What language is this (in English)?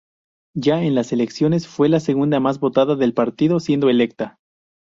Spanish